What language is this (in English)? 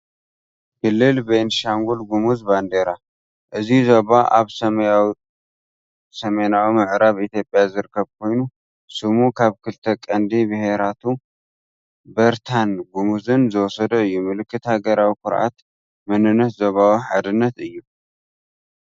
Tigrinya